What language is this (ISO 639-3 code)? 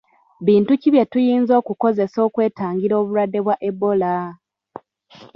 lug